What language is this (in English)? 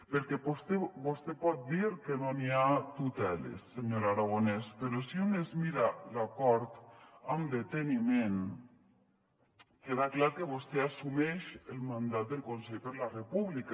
Catalan